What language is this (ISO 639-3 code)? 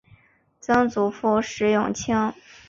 zho